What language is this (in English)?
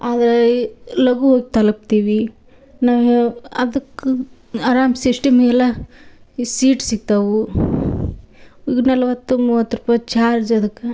Kannada